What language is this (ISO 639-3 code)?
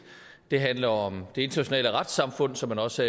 dan